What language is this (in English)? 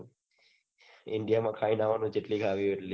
Gujarati